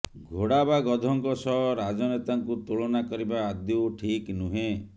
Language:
Odia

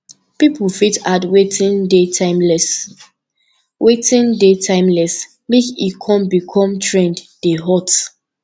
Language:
Nigerian Pidgin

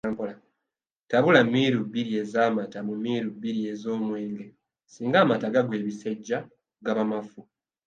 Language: Ganda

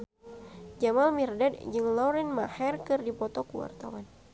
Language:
Sundanese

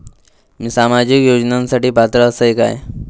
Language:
Marathi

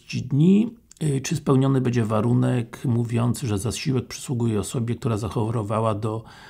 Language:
Polish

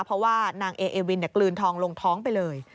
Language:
Thai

